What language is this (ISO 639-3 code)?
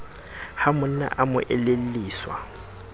sot